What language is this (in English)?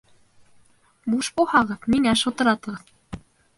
Bashkir